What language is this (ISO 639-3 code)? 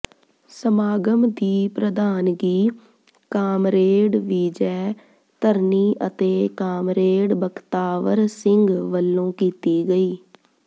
pan